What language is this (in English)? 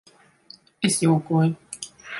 Latvian